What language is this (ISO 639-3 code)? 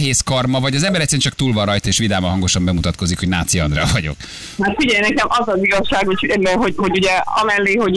hun